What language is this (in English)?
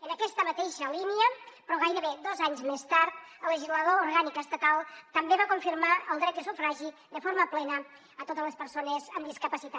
Catalan